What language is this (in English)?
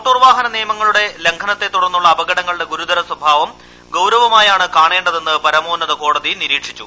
Malayalam